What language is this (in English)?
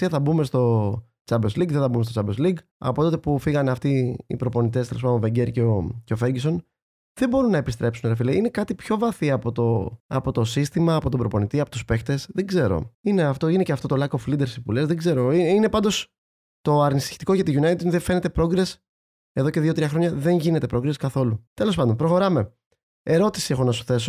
Greek